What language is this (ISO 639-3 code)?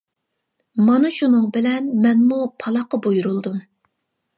uig